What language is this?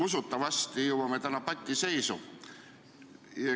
Estonian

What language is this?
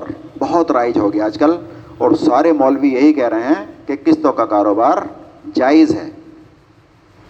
Urdu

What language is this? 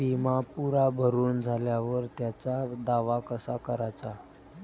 Marathi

